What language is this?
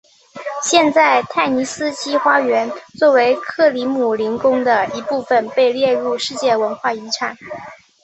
Chinese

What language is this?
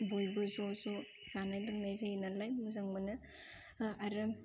Bodo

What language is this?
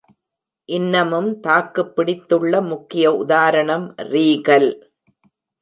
Tamil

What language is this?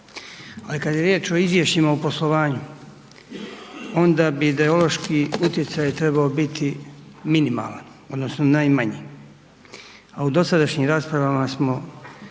Croatian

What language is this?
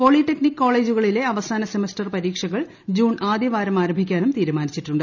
Malayalam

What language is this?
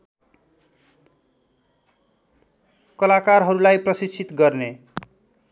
Nepali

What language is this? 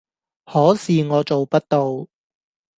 Cantonese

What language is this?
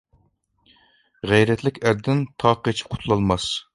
Uyghur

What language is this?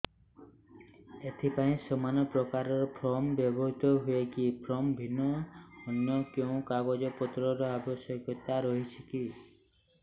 Odia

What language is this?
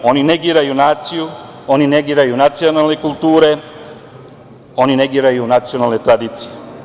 Serbian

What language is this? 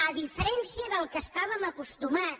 Catalan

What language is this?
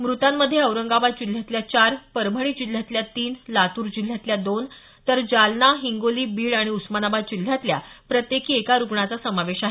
Marathi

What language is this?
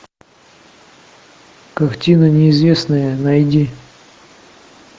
Russian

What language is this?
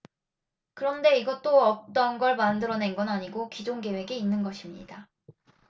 Korean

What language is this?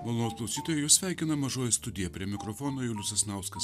Lithuanian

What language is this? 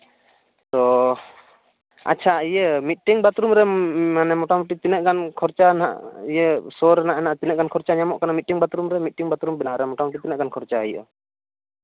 Santali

